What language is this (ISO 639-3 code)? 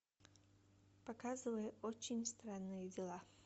rus